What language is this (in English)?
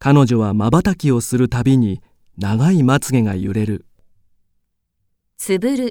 Japanese